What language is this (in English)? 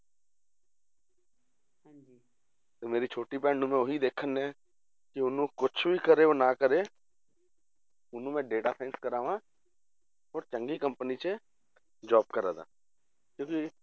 Punjabi